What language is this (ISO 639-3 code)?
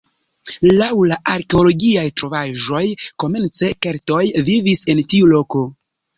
epo